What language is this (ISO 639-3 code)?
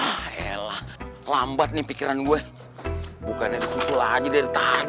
ind